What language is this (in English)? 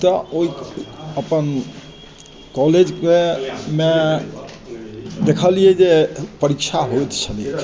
Maithili